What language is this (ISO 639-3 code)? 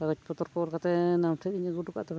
sat